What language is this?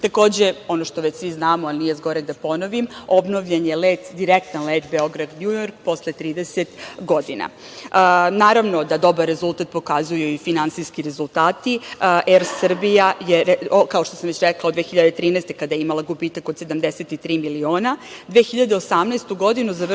Serbian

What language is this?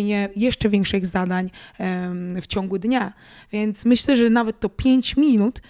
Polish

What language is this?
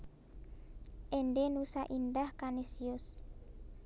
Javanese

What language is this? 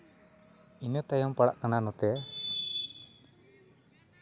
Santali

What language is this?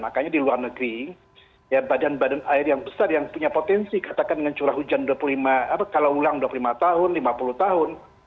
Indonesian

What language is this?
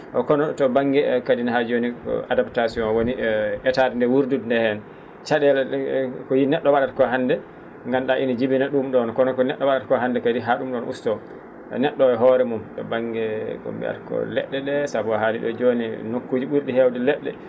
Fula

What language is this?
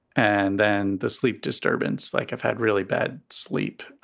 English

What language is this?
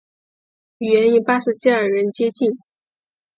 Chinese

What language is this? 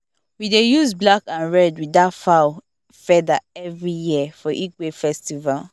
Nigerian Pidgin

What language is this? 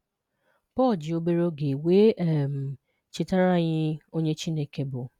Igbo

